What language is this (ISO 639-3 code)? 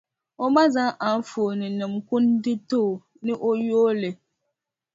dag